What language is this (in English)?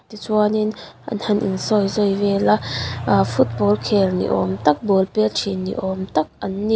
Mizo